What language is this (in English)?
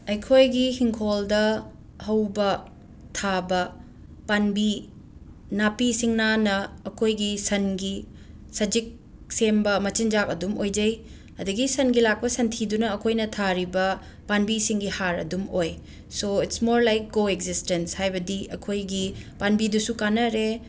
Manipuri